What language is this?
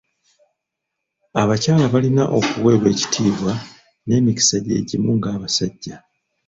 Ganda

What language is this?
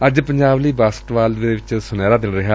Punjabi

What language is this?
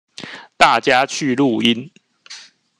Chinese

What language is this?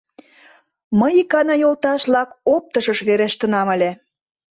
Mari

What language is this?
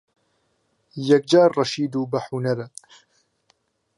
Central Kurdish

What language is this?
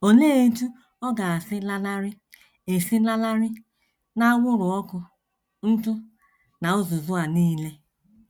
Igbo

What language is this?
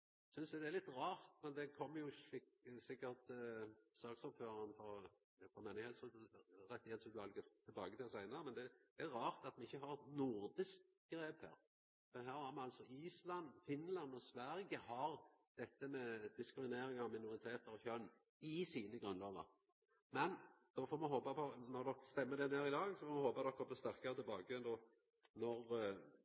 Norwegian Nynorsk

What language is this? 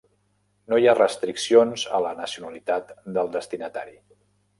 Catalan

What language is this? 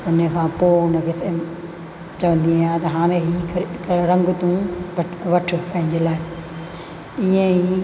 Sindhi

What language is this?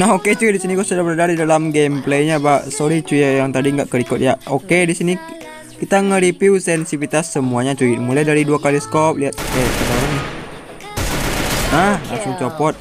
Indonesian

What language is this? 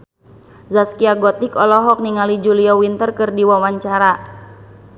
Sundanese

